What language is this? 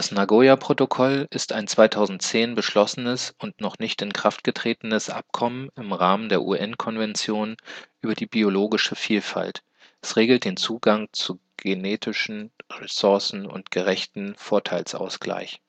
German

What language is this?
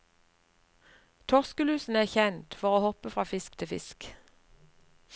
Norwegian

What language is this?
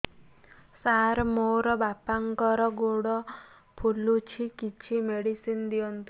Odia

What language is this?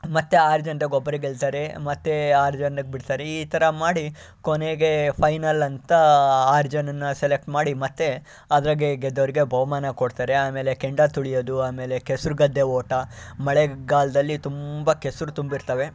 Kannada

